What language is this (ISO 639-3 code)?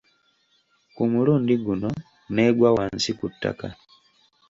lug